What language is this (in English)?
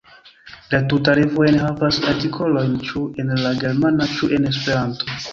Esperanto